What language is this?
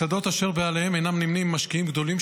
Hebrew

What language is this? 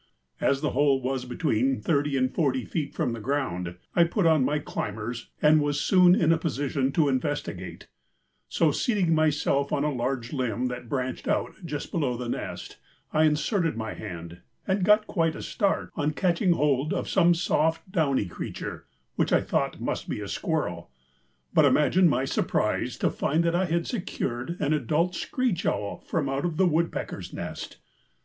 English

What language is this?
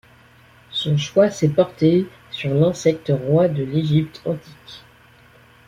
French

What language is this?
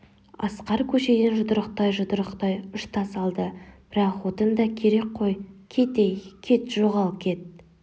Kazakh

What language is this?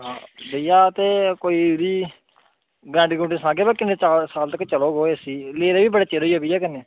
Dogri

